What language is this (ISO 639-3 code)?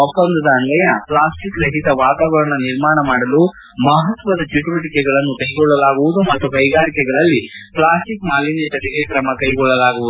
kan